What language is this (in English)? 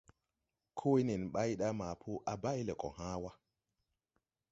Tupuri